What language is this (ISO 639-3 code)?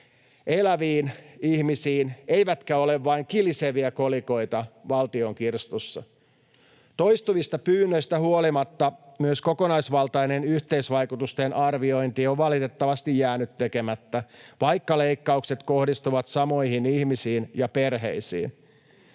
fin